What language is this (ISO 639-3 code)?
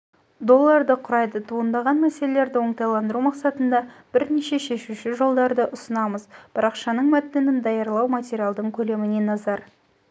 kaz